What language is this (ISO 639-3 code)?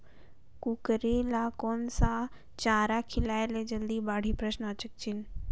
hne